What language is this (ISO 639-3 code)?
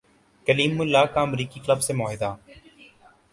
urd